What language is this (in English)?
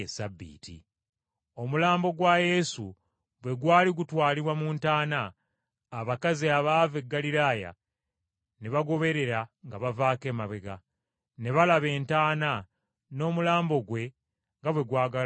Ganda